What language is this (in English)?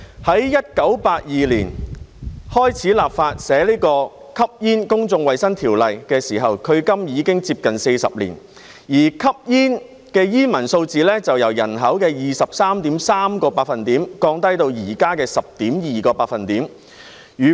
Cantonese